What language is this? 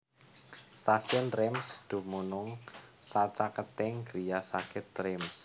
Javanese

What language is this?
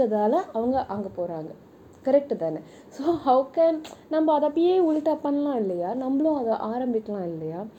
Tamil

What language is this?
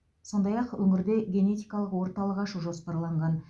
Kazakh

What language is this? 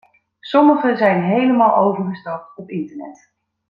Dutch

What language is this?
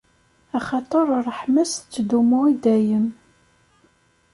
Kabyle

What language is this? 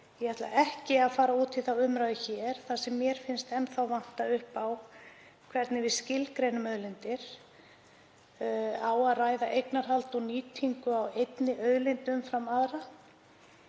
Icelandic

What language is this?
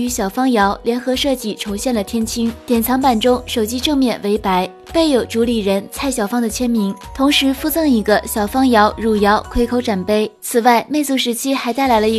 Chinese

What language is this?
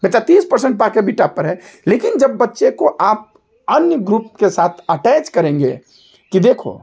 Hindi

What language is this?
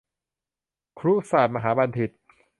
Thai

